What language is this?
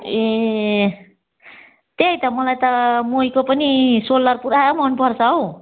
Nepali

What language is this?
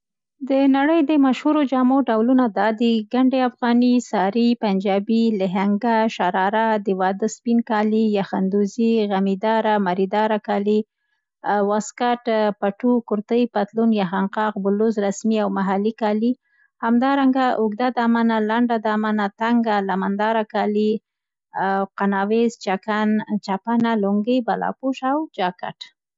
Central Pashto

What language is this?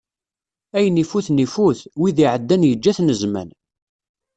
Kabyle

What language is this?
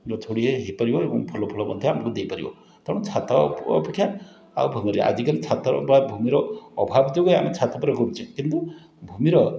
Odia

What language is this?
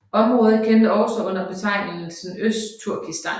Danish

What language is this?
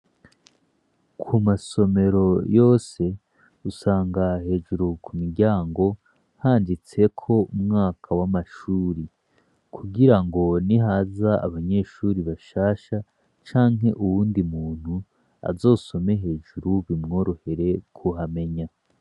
Rundi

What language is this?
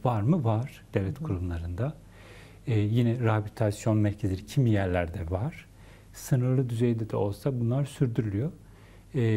Turkish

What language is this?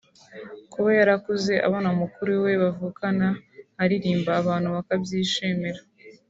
Kinyarwanda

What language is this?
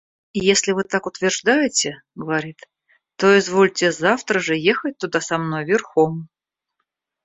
Russian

